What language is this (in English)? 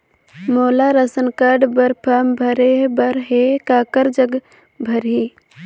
Chhattisgarhi